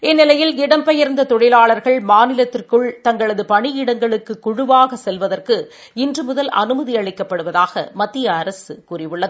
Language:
Tamil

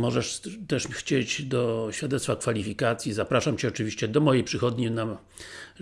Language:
Polish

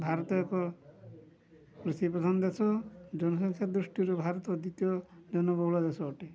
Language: Odia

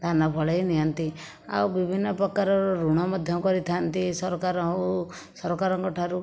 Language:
Odia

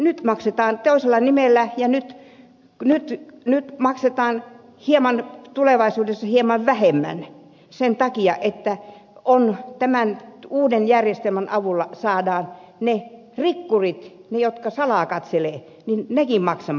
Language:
Finnish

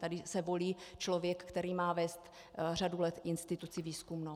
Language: Czech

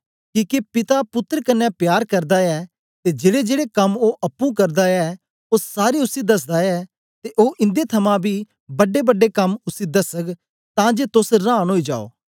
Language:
Dogri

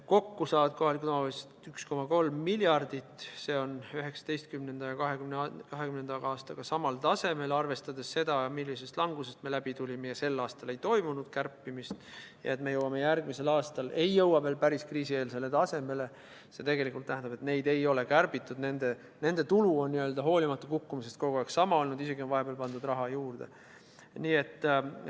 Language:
Estonian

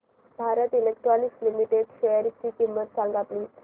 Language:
Marathi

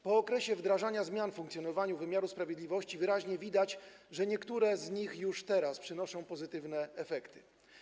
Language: Polish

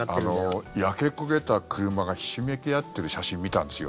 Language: Japanese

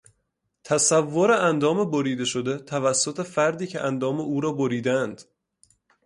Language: Persian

